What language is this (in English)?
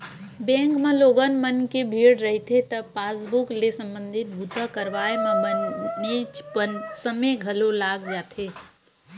Chhattisgarhi